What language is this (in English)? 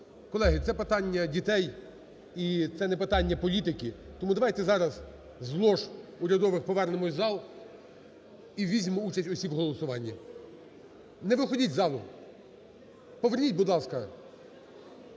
Ukrainian